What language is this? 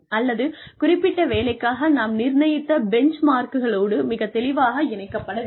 Tamil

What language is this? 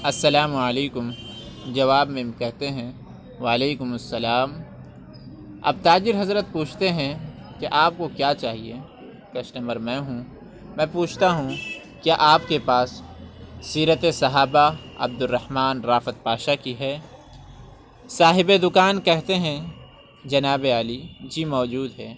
Urdu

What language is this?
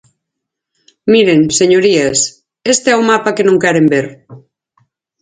Galician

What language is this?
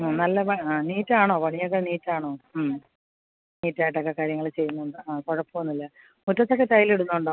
Malayalam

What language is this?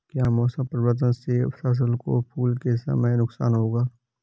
Hindi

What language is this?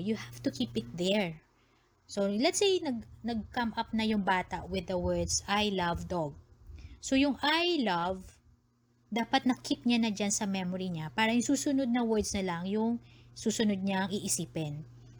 Filipino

